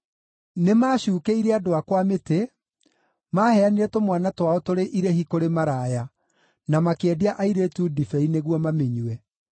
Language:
Kikuyu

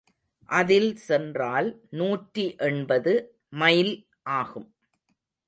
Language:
Tamil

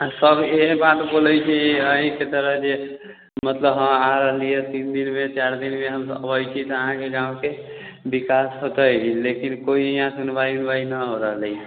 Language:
Maithili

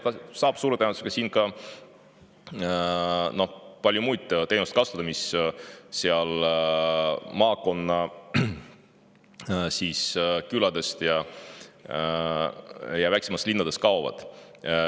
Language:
Estonian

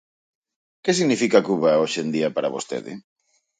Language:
Galician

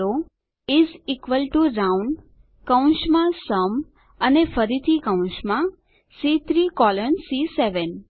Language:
Gujarati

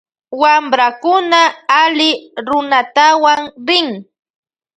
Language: Loja Highland Quichua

